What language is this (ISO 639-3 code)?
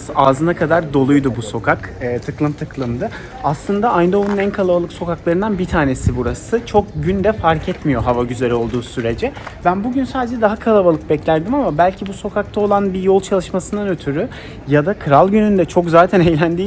tur